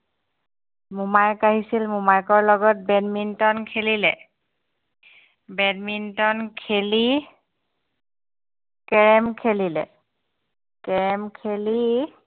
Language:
Assamese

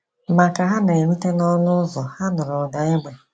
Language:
Igbo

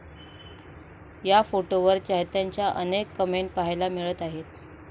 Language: Marathi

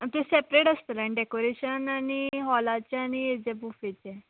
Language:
Konkani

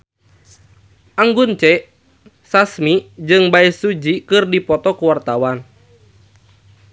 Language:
Sundanese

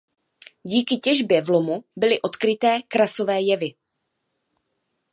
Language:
Czech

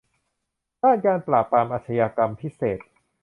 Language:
Thai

